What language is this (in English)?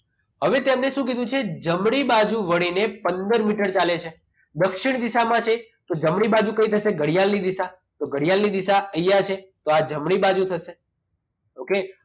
Gujarati